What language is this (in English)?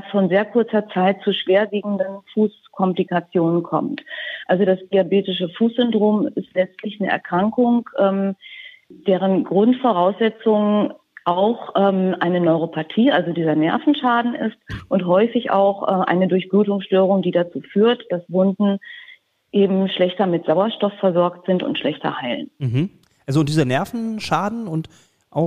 German